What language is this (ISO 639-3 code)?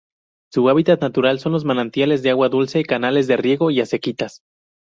spa